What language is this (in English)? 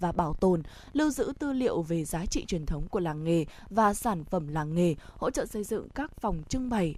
Vietnamese